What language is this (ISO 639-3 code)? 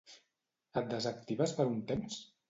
cat